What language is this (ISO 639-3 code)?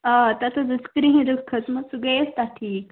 kas